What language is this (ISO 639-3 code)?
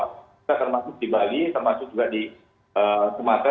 ind